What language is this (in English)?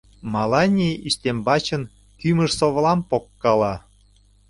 Mari